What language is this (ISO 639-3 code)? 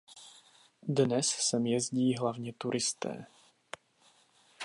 ces